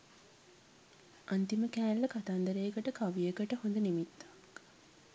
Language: Sinhala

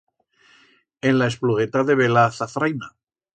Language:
Aragonese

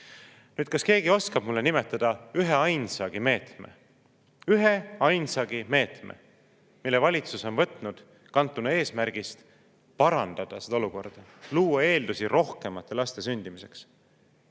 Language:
Estonian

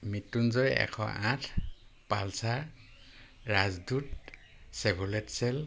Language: Assamese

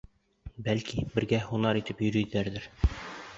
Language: Bashkir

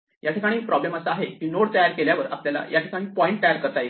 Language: Marathi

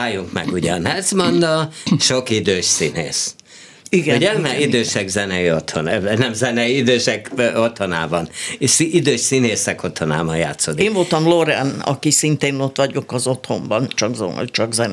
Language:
Hungarian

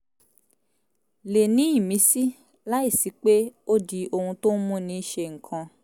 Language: Yoruba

